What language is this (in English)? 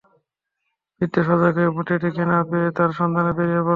Bangla